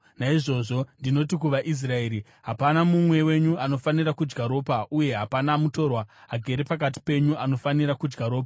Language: Shona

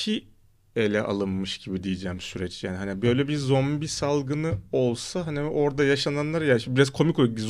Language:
Turkish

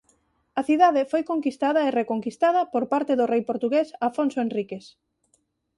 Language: Galician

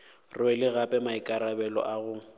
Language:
Northern Sotho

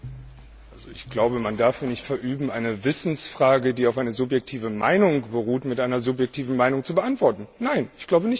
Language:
German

